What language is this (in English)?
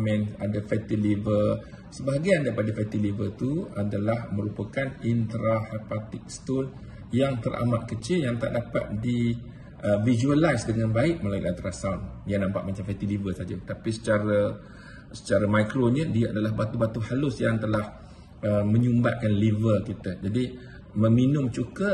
Malay